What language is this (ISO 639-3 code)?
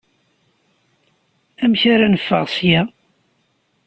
kab